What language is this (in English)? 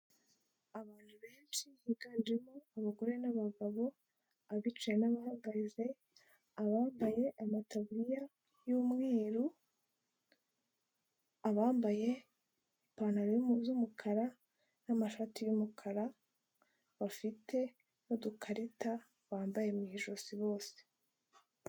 Kinyarwanda